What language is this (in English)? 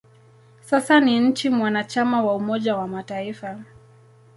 Swahili